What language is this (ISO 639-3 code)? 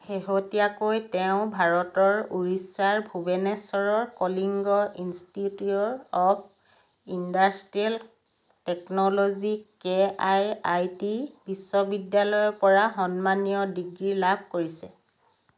asm